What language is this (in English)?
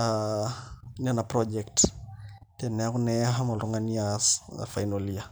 Masai